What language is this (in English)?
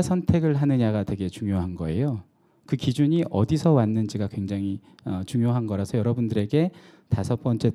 Korean